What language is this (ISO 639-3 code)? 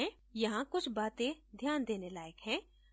hin